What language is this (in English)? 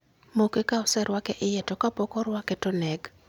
Luo (Kenya and Tanzania)